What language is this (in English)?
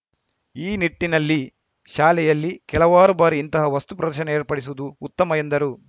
Kannada